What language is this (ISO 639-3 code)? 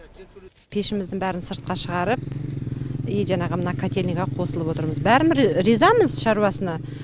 kaz